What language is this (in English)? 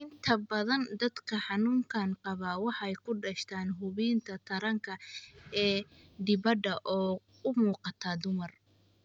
Somali